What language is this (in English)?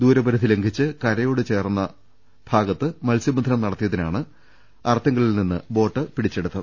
Malayalam